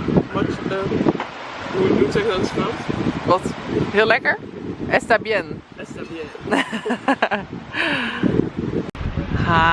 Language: Dutch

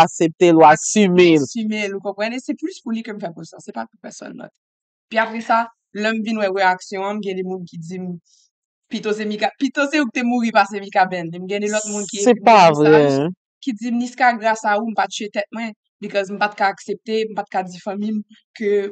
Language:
French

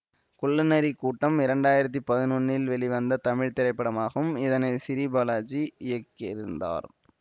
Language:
Tamil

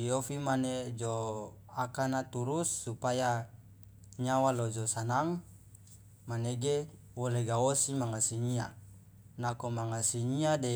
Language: Loloda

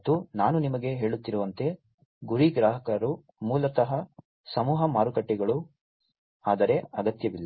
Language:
Kannada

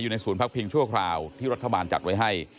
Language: Thai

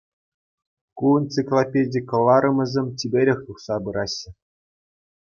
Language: Chuvash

